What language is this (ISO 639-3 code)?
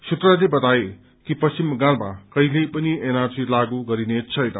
nep